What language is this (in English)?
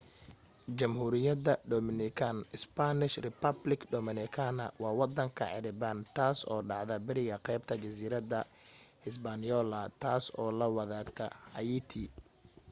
Somali